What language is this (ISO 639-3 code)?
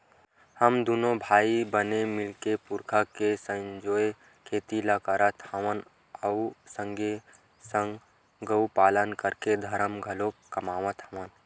hne